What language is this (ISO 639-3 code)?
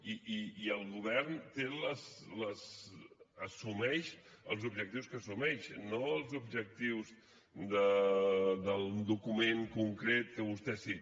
cat